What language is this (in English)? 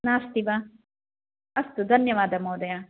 Sanskrit